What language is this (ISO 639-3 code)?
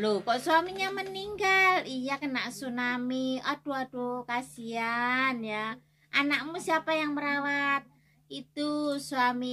ind